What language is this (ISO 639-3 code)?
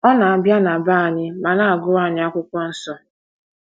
ibo